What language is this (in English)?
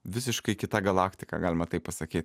Lithuanian